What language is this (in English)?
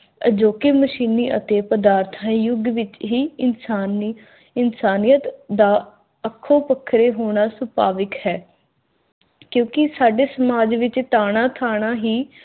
Punjabi